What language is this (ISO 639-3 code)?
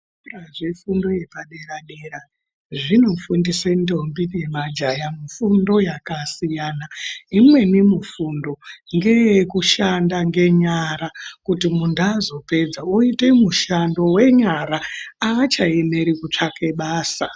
ndc